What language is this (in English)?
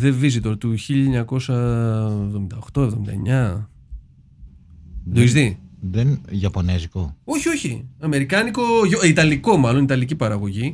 Greek